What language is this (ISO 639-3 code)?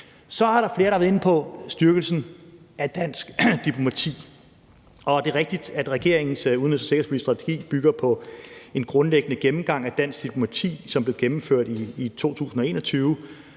dan